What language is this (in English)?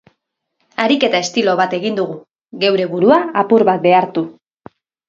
Basque